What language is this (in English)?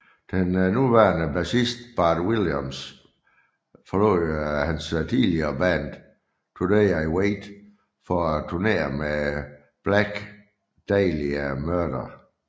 Danish